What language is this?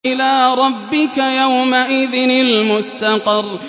Arabic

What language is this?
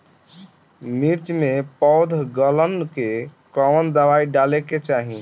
Bhojpuri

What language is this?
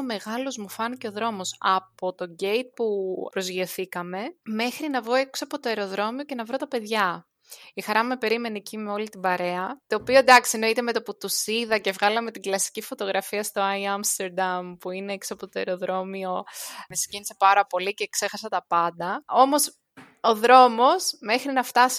Greek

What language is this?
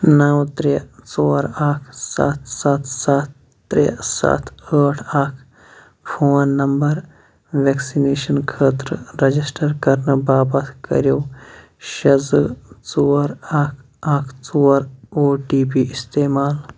Kashmiri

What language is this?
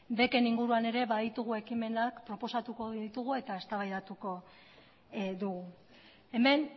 Basque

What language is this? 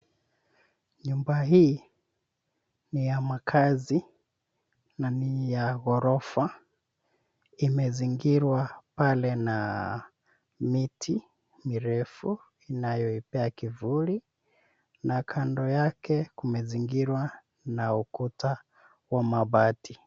Swahili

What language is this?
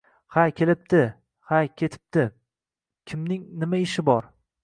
Uzbek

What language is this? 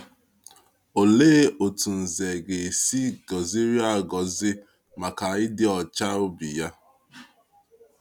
Igbo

